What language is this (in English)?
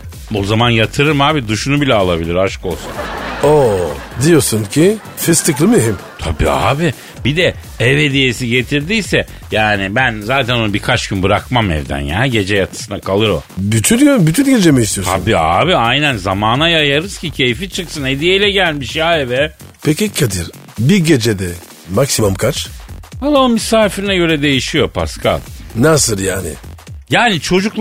Turkish